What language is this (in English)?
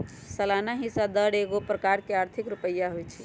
Magahi